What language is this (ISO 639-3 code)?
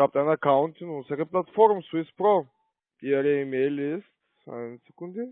deu